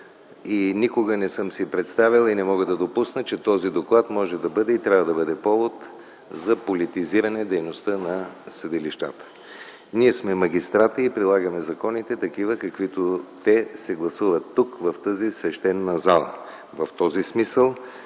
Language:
Bulgarian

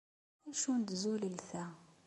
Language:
Kabyle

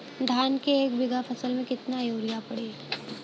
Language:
Bhojpuri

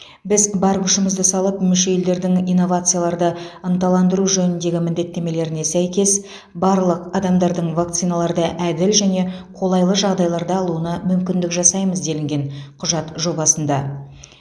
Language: Kazakh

